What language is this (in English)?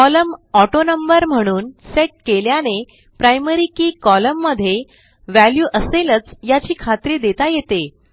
Marathi